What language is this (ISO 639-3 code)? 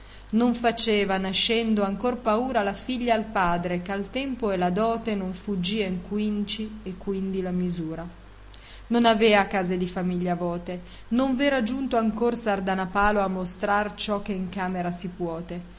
ita